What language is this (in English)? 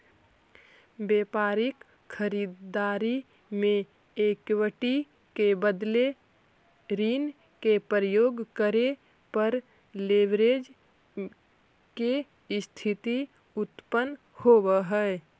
Magahi